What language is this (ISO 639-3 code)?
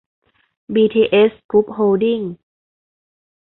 tha